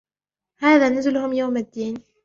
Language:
Arabic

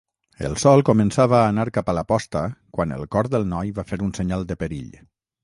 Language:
Catalan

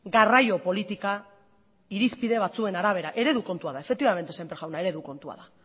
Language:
Basque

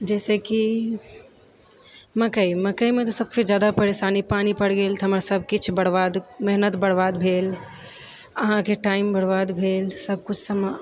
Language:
Maithili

